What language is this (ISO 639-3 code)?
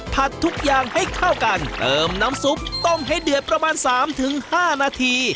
tha